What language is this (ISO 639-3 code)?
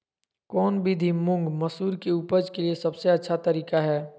mag